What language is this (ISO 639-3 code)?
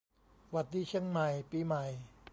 tha